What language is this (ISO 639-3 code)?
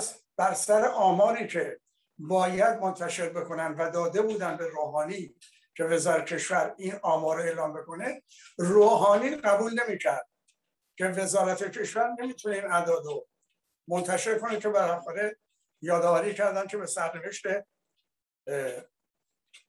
fas